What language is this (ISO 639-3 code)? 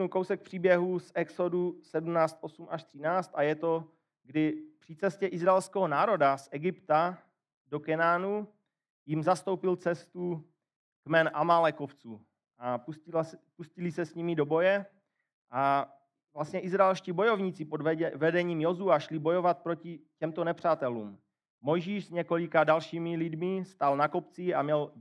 ces